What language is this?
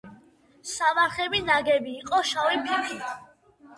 Georgian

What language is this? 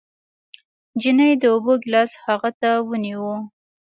Pashto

